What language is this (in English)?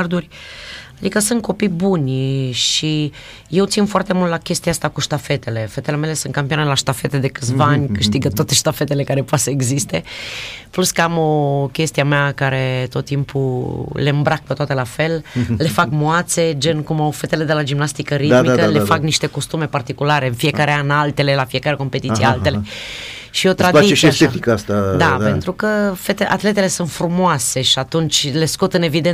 Romanian